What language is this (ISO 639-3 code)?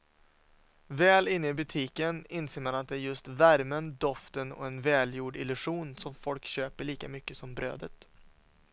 swe